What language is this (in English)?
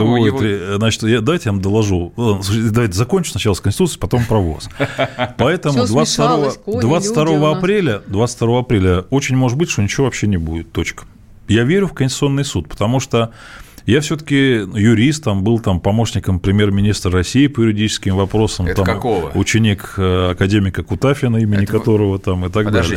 Russian